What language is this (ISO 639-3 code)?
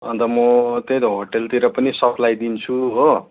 nep